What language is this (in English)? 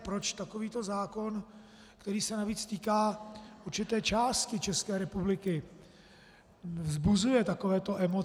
Czech